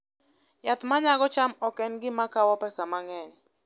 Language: Luo (Kenya and Tanzania)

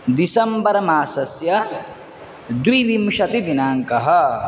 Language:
Sanskrit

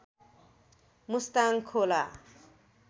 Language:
Nepali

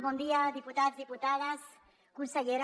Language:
Catalan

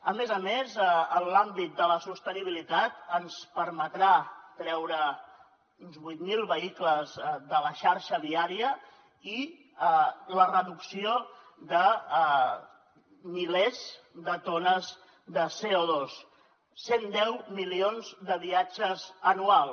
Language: Catalan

